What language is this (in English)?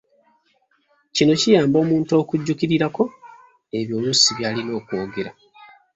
Ganda